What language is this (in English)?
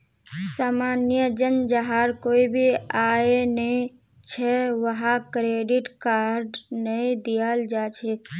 Magahi